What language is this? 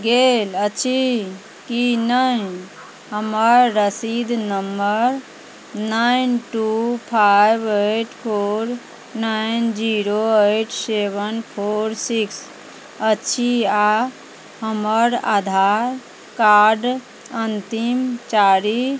Maithili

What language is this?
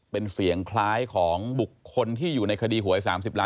Thai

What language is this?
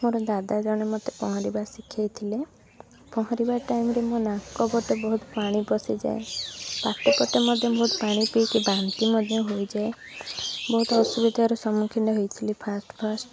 Odia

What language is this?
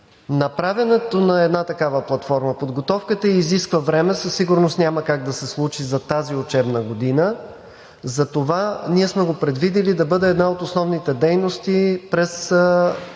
Bulgarian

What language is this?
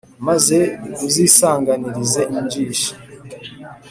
Kinyarwanda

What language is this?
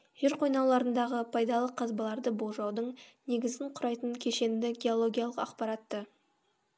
Kazakh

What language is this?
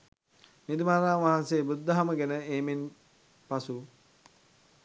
Sinhala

